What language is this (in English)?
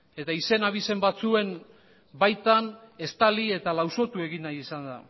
Basque